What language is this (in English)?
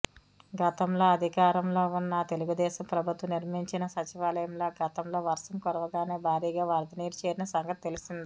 Telugu